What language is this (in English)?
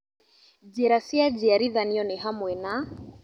Kikuyu